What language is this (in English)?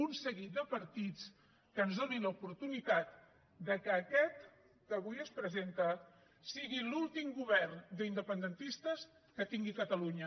Catalan